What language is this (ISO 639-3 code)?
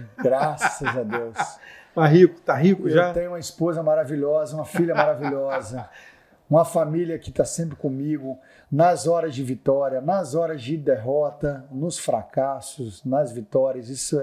por